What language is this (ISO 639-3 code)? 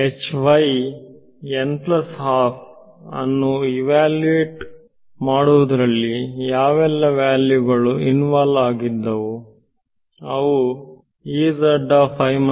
kan